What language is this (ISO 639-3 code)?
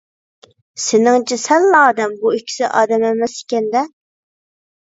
uig